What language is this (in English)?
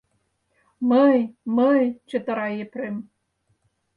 Mari